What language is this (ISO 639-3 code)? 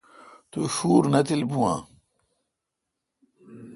xka